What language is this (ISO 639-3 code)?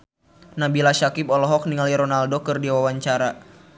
sun